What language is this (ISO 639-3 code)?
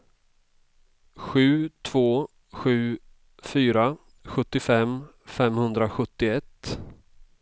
swe